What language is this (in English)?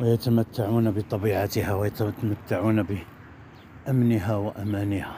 Arabic